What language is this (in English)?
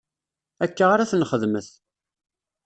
Kabyle